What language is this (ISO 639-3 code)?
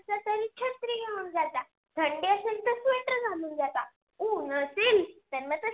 mar